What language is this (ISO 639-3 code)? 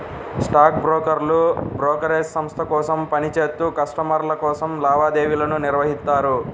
tel